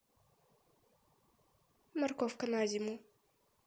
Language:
Russian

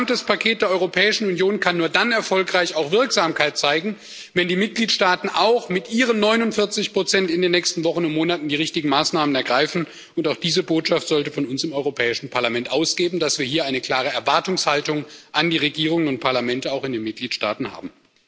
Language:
German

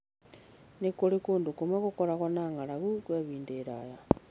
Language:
Kikuyu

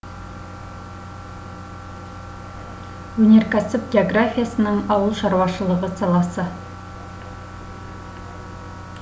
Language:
Kazakh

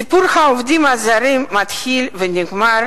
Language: Hebrew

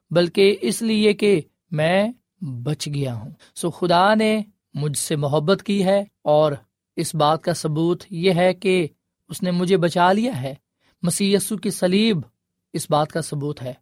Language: Urdu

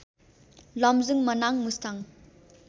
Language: Nepali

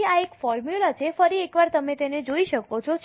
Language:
Gujarati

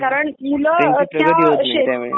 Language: Marathi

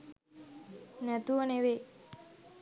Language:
Sinhala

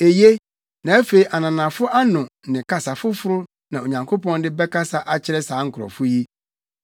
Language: Akan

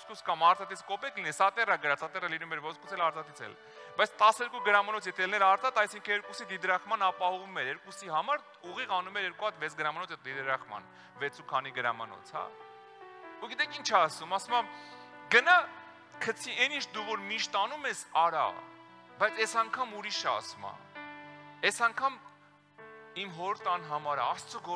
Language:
Romanian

